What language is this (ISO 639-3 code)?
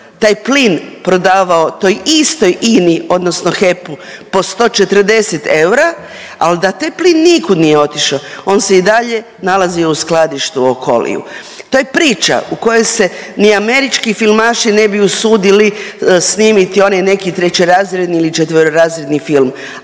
hrv